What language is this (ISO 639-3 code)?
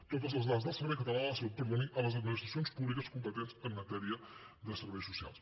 cat